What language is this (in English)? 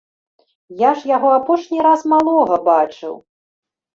Belarusian